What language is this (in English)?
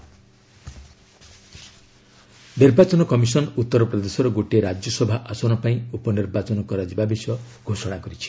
Odia